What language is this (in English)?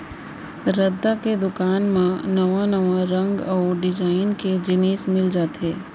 Chhattisgarhi